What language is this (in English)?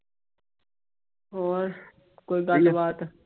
Punjabi